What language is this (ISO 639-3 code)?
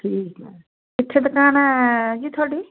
pan